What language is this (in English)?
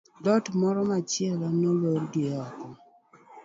Luo (Kenya and Tanzania)